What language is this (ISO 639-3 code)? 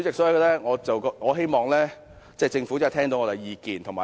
yue